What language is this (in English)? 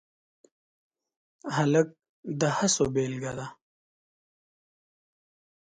Pashto